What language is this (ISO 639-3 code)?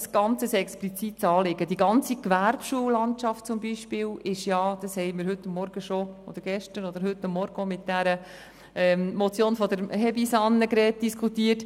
gsw